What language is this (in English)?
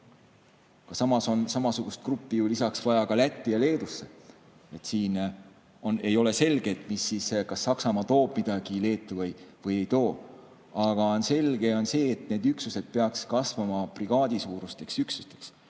Estonian